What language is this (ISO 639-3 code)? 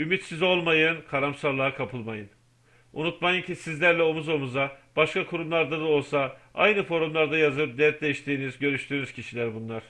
tur